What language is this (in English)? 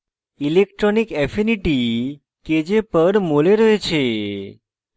Bangla